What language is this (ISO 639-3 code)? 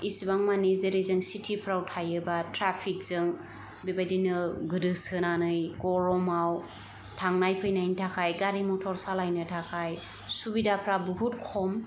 brx